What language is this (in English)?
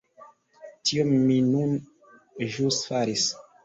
Esperanto